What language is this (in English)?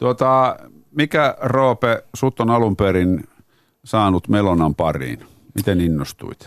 Finnish